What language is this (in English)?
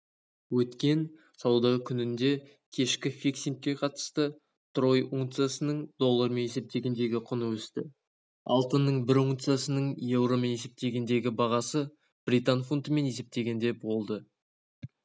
Kazakh